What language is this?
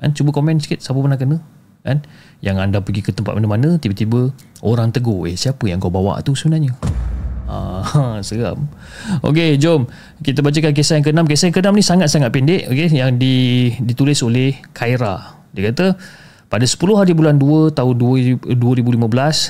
Malay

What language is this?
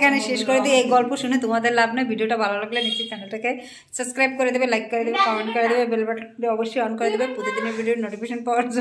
Romanian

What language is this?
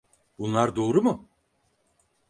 Turkish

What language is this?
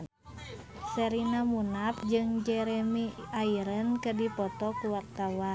Sundanese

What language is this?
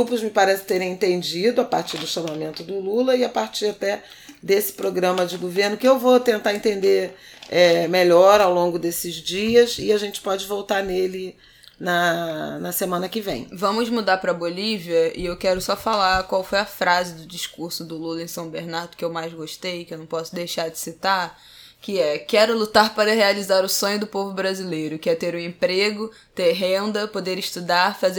Portuguese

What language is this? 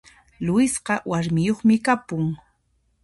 Puno Quechua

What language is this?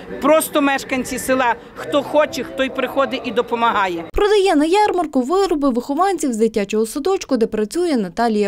Ukrainian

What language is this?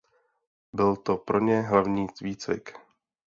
Czech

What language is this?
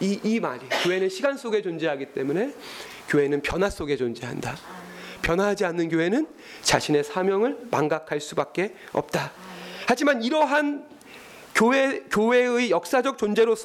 Korean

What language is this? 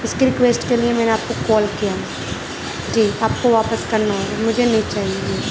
Urdu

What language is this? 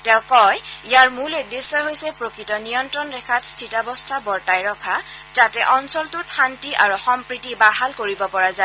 Assamese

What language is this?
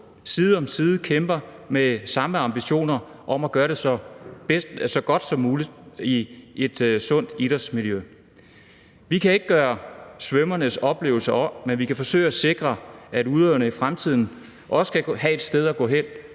Danish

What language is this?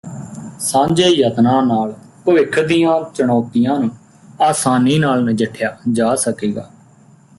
Punjabi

